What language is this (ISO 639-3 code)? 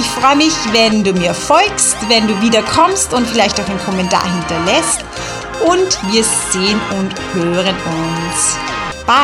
deu